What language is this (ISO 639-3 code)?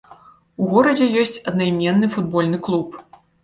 bel